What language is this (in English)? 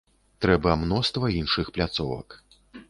Belarusian